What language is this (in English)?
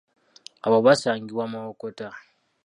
Ganda